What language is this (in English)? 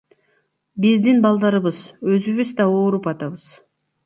Kyrgyz